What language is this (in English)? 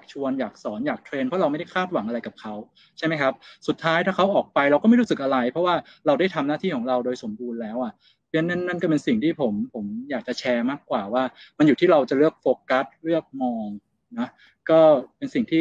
Thai